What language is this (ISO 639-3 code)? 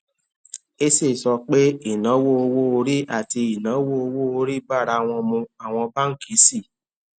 yor